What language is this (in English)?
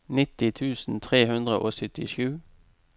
Norwegian